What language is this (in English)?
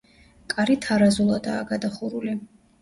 Georgian